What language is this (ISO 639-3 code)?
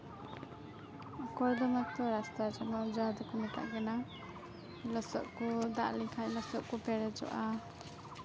sat